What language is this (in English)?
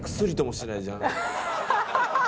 Japanese